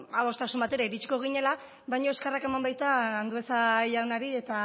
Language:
Basque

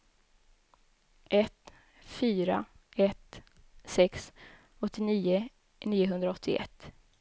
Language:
Swedish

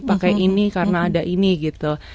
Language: Indonesian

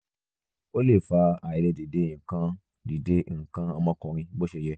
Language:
Yoruba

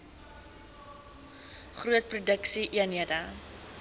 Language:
Afrikaans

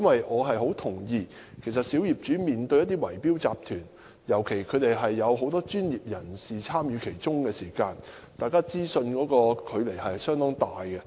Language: Cantonese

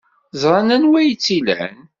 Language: Kabyle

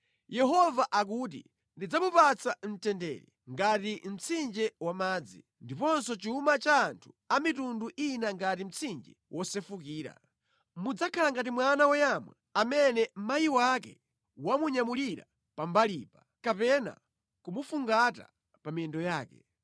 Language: Nyanja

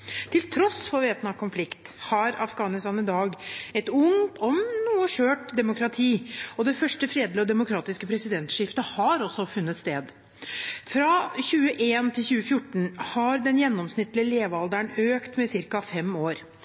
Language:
Norwegian Bokmål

